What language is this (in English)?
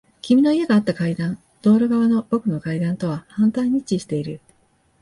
Japanese